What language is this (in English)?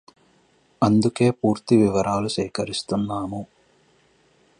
Telugu